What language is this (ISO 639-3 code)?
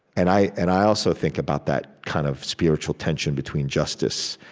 eng